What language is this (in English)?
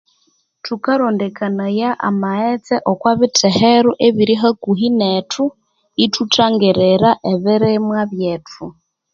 Konzo